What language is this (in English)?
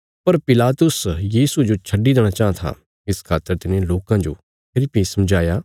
Bilaspuri